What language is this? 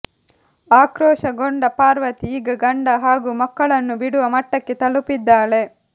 Kannada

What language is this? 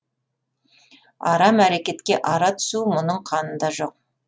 Kazakh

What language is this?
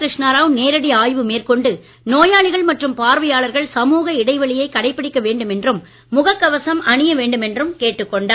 Tamil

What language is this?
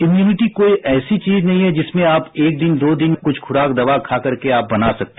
Hindi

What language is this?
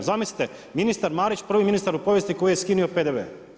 Croatian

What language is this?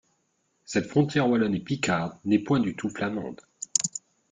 French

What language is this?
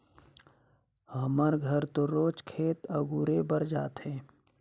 Chhattisgarhi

